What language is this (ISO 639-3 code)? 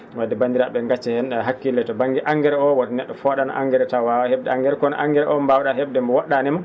ful